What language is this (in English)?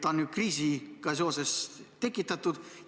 Estonian